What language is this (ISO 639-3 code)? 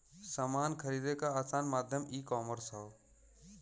bho